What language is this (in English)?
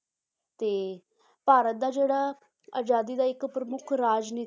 Punjabi